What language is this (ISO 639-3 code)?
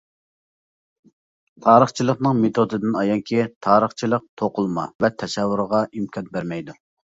uig